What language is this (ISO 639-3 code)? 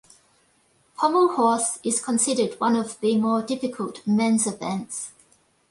eng